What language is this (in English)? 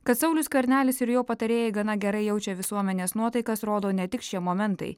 Lithuanian